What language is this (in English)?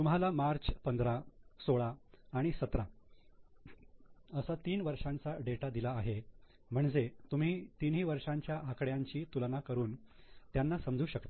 Marathi